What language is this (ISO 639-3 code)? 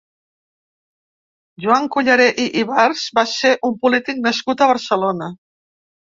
cat